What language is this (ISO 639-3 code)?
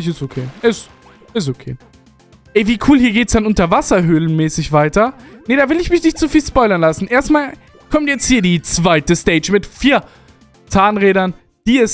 deu